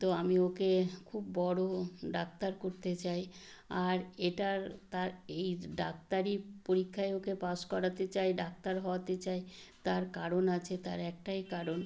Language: Bangla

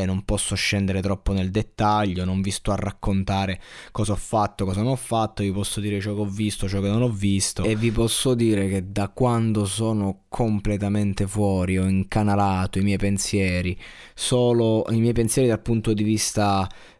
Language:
Italian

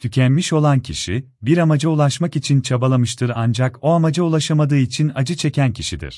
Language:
Turkish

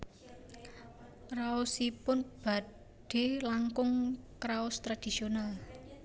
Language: Javanese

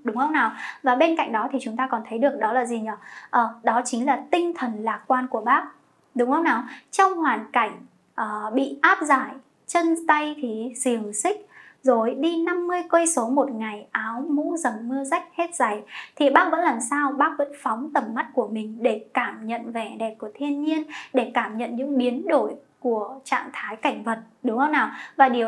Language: Vietnamese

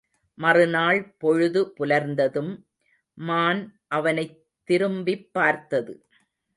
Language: Tamil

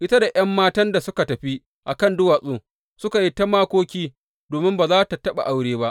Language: Hausa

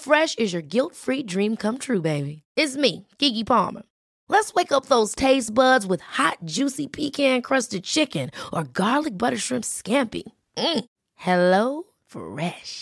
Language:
Arabic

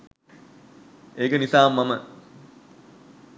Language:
Sinhala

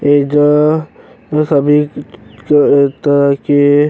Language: Bhojpuri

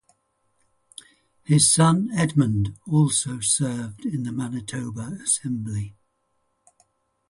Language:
English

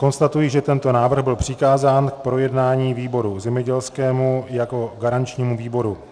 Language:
Czech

